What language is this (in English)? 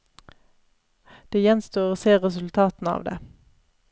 Norwegian